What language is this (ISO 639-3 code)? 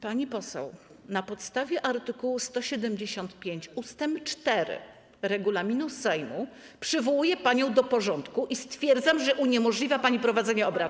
pol